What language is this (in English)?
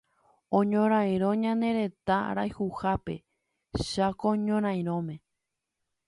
Guarani